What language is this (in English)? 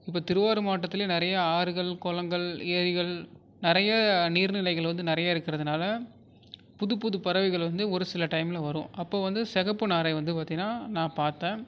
Tamil